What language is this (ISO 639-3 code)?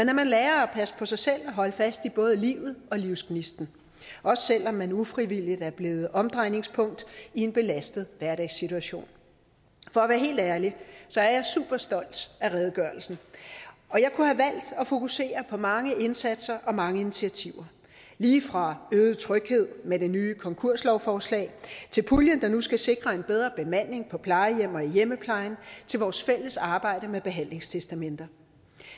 dan